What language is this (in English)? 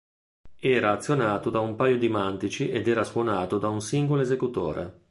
Italian